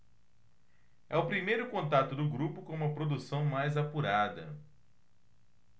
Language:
Portuguese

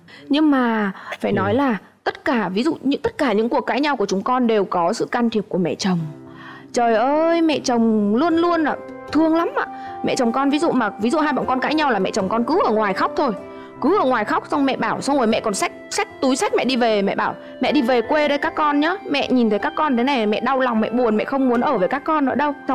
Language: Vietnamese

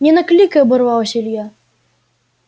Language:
Russian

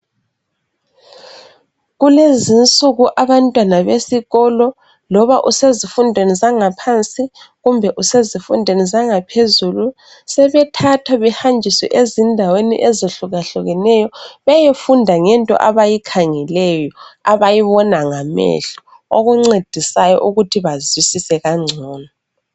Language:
North Ndebele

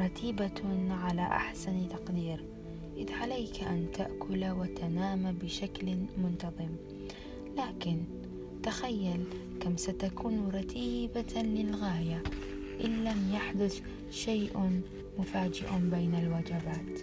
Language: Arabic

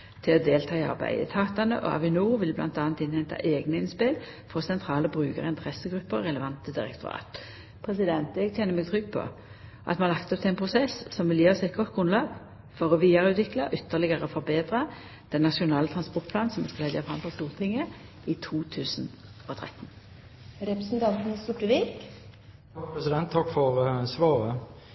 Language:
Norwegian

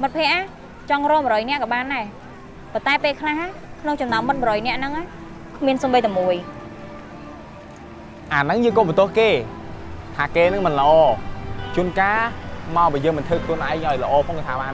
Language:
Vietnamese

